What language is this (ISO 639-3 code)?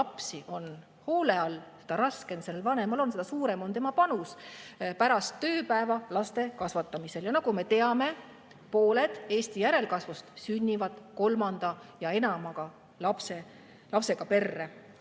est